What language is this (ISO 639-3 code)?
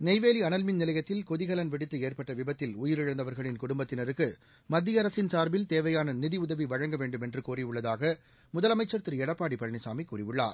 tam